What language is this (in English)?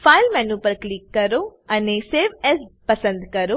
Gujarati